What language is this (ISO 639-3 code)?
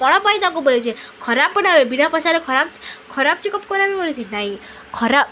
ori